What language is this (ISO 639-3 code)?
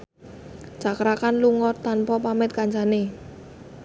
jav